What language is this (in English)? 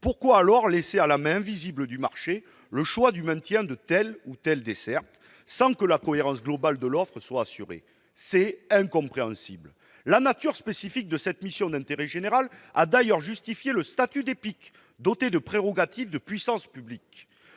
French